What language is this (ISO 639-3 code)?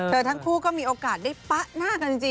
tha